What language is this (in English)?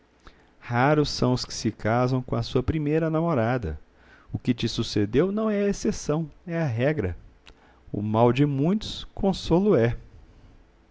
Portuguese